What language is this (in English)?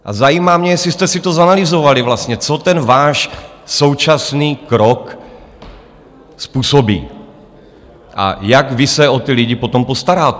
Czech